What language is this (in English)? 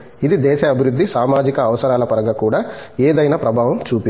Telugu